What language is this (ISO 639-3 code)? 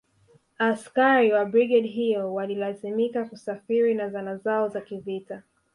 swa